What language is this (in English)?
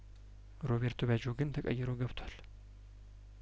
Amharic